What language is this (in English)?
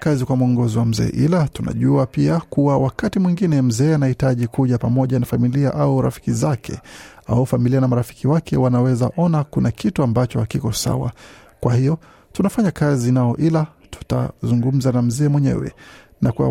Swahili